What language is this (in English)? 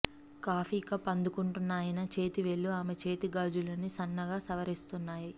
Telugu